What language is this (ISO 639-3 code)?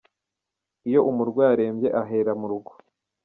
kin